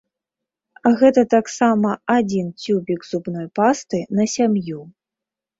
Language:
Belarusian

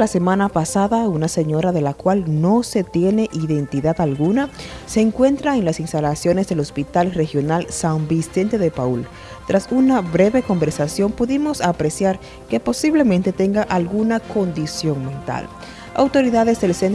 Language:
Spanish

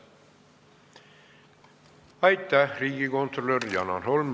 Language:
Estonian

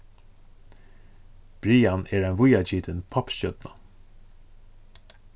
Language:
Faroese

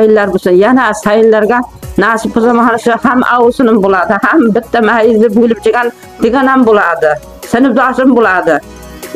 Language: Turkish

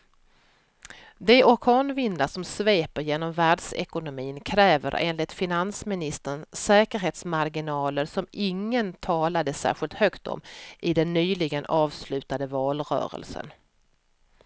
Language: Swedish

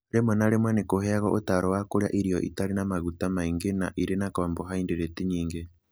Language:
Kikuyu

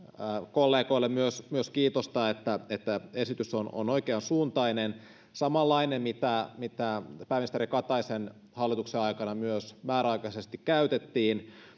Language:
Finnish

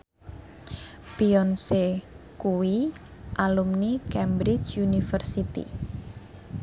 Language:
Javanese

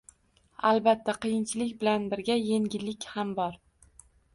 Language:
Uzbek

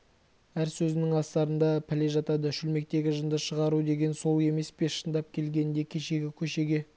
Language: Kazakh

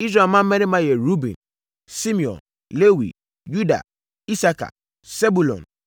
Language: Akan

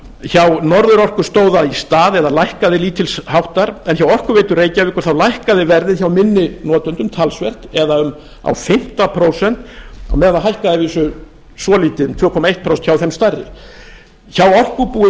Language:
Icelandic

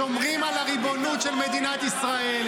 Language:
Hebrew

